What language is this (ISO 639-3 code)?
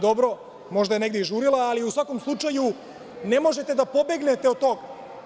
srp